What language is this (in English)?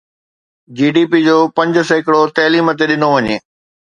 Sindhi